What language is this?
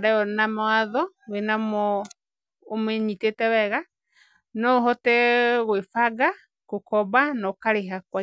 Kikuyu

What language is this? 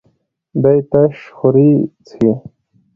Pashto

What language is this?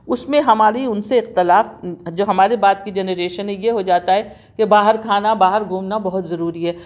Urdu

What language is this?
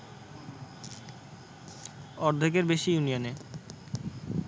Bangla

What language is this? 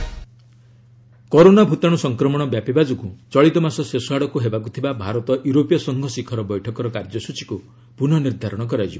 Odia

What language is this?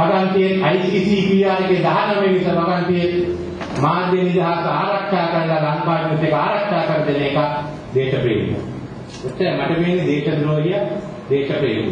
Thai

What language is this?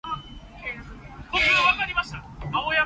Cantonese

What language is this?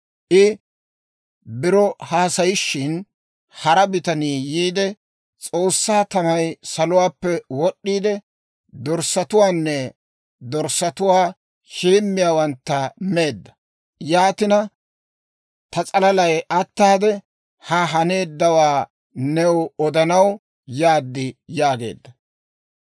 Dawro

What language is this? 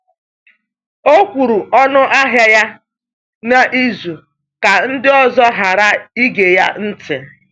Igbo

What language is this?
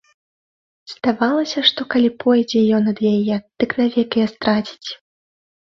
Belarusian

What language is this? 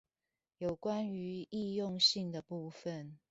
Chinese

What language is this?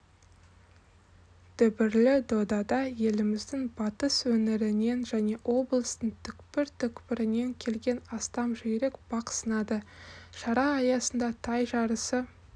Kazakh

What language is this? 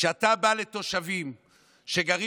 Hebrew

